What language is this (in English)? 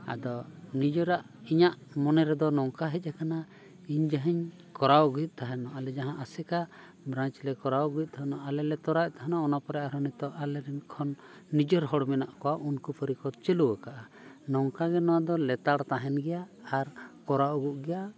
Santali